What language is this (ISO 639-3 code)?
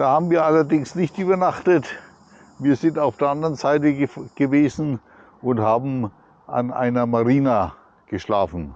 deu